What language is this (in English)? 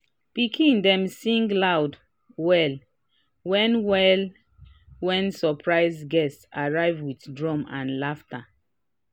Nigerian Pidgin